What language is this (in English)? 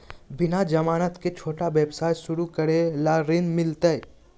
Magahi